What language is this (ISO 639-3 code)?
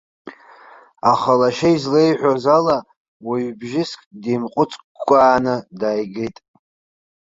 abk